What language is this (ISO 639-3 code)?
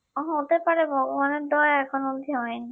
ben